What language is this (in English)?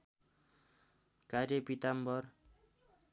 Nepali